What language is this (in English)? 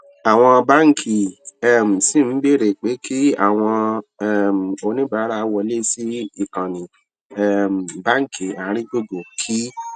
Yoruba